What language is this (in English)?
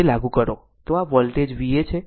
Gujarati